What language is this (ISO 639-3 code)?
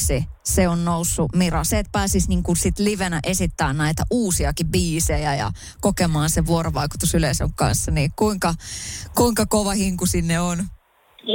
fin